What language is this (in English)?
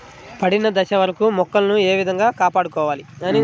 Telugu